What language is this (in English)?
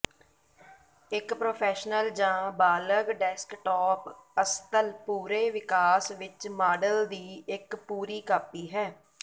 Punjabi